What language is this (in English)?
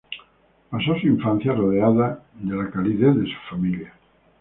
Spanish